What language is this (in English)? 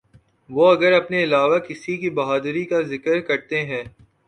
Urdu